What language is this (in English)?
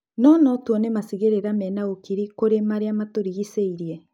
Kikuyu